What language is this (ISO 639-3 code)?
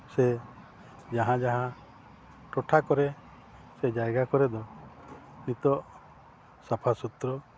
sat